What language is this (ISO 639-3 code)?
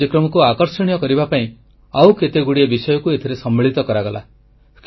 ori